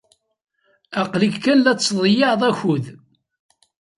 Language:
Kabyle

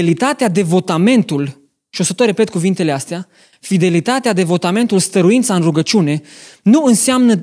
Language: Romanian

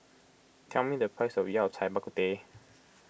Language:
English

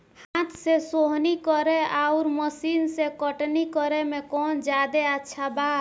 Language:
Bhojpuri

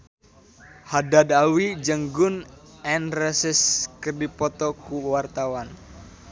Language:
Sundanese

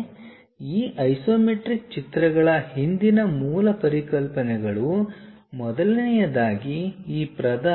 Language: Kannada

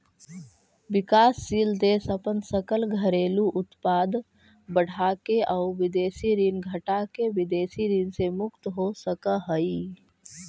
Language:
Magahi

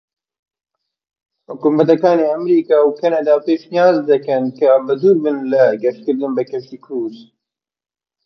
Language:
Central Kurdish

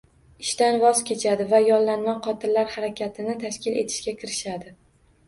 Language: Uzbek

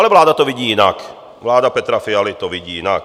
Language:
Czech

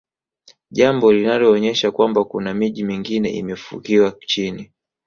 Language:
Swahili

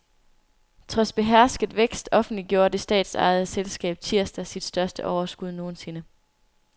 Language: Danish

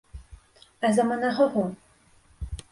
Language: Bashkir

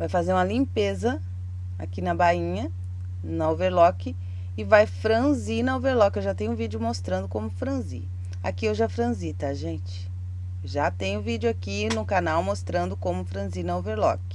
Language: Portuguese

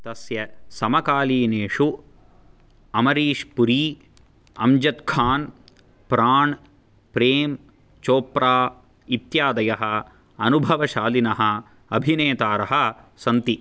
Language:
Sanskrit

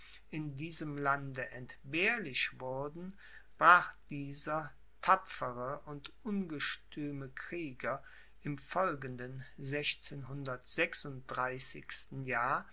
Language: German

